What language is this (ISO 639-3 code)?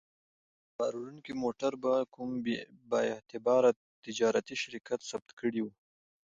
pus